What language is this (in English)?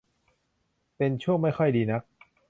Thai